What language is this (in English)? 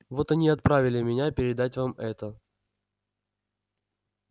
Russian